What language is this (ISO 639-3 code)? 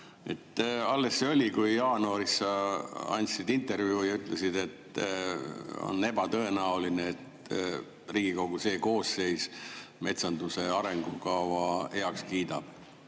est